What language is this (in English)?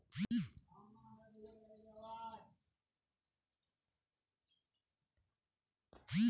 Hindi